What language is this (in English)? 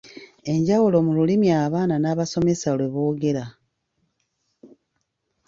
Ganda